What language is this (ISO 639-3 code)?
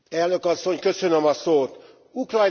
hun